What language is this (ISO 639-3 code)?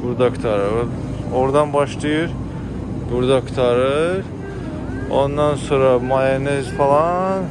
tur